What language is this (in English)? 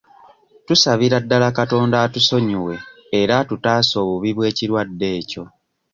Ganda